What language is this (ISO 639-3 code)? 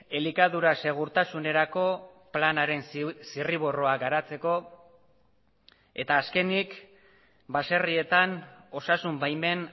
eus